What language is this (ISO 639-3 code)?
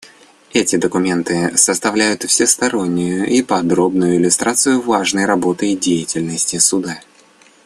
rus